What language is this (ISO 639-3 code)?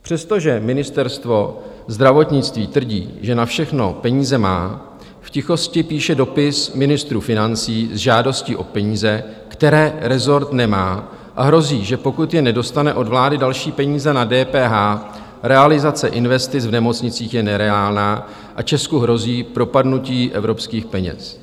ces